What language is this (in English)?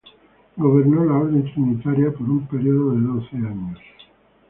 Spanish